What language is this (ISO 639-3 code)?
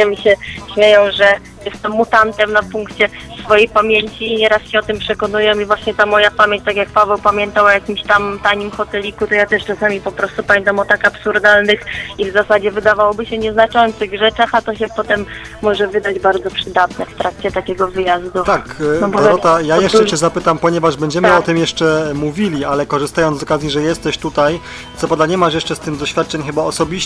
pol